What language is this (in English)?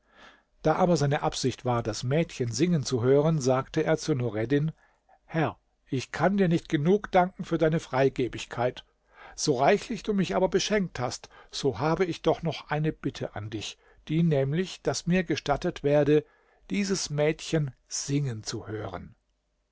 German